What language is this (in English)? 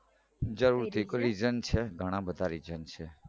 Gujarati